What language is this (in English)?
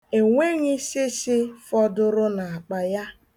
Igbo